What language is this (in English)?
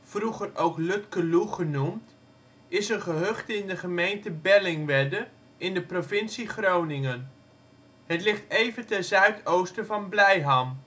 Dutch